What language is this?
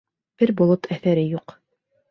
Bashkir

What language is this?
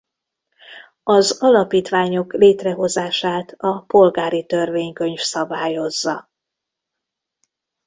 Hungarian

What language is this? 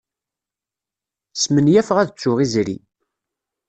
Kabyle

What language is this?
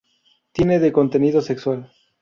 Spanish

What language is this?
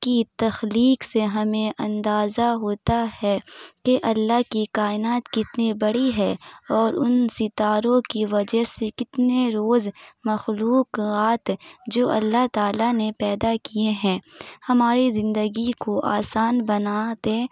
Urdu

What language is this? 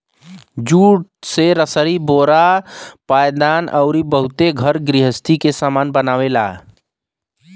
Bhojpuri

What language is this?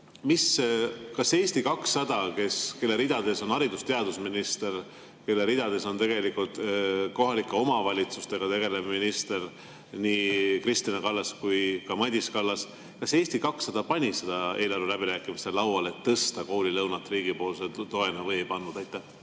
Estonian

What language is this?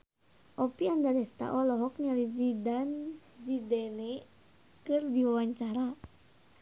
Sundanese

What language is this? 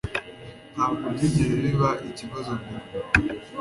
Kinyarwanda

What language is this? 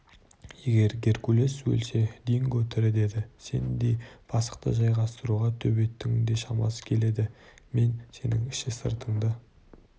Kazakh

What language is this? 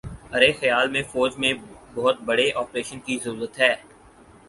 Urdu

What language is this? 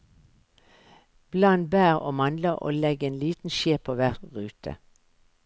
Norwegian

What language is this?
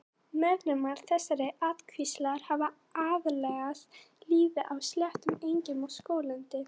Icelandic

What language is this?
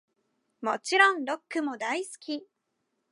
Japanese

